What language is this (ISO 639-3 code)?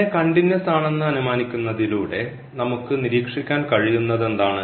mal